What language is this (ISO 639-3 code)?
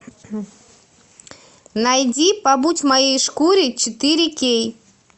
rus